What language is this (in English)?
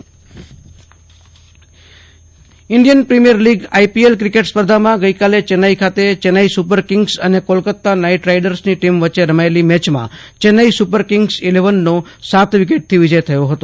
Gujarati